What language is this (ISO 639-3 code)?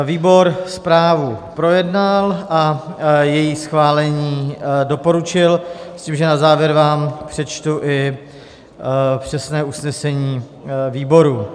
ces